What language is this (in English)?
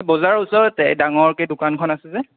Assamese